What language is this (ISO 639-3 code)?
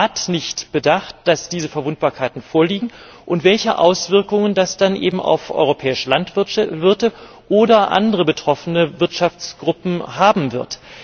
deu